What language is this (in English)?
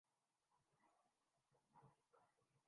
Urdu